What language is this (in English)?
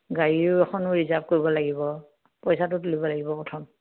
Assamese